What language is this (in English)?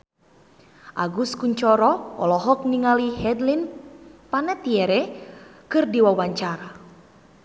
Sundanese